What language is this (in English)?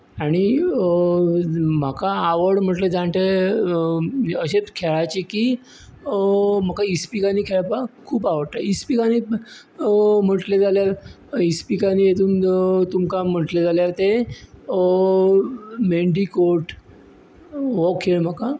Konkani